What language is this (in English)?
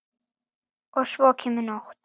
Icelandic